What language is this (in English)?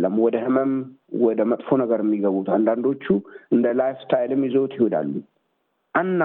Amharic